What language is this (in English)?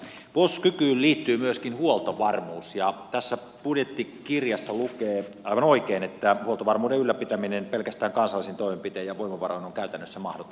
Finnish